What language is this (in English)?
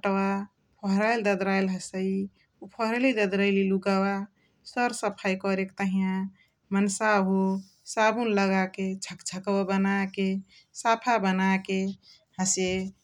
Chitwania Tharu